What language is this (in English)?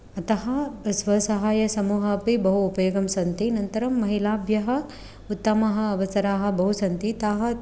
Sanskrit